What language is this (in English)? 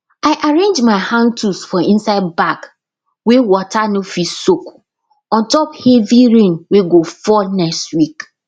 Nigerian Pidgin